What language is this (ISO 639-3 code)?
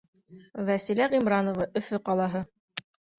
bak